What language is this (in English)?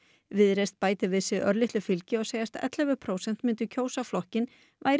Icelandic